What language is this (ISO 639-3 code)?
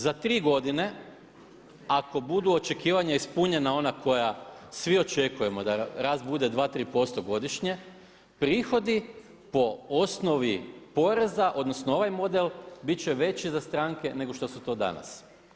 hrv